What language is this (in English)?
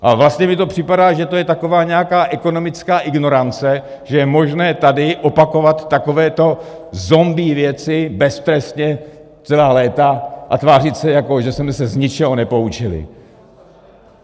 Czech